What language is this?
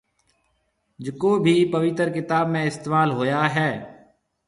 Marwari (Pakistan)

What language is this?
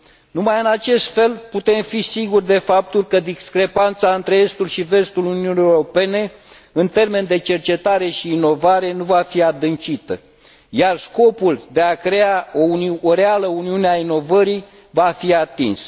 Romanian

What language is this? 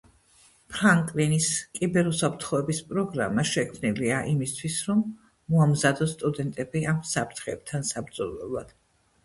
Georgian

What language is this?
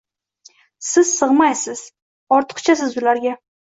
Uzbek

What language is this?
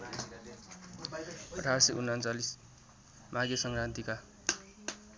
Nepali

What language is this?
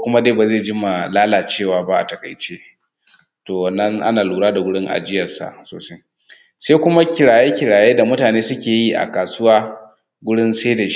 Hausa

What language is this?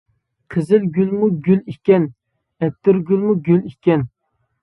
Uyghur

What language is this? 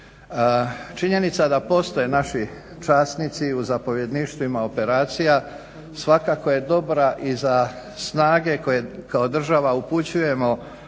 Croatian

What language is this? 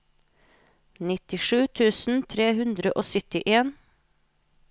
Norwegian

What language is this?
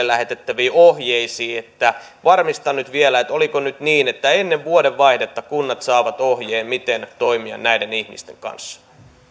Finnish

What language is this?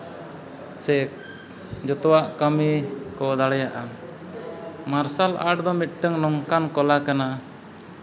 Santali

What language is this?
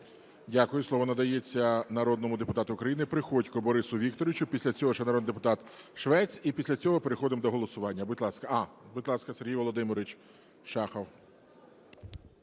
Ukrainian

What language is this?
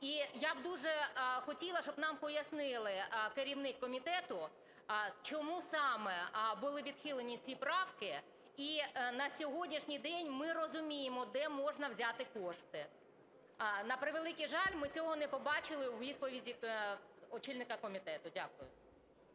Ukrainian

